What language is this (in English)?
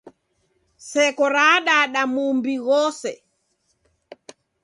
Taita